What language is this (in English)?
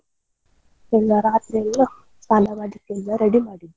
Kannada